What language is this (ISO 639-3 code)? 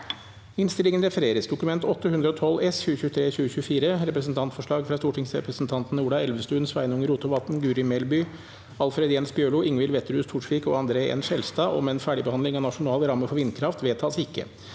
nor